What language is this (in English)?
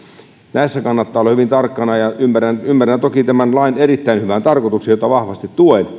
Finnish